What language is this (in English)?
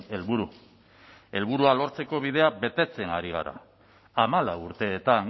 Basque